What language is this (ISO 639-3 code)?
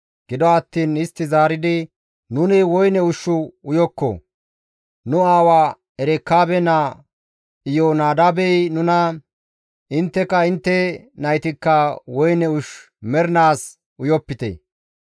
gmv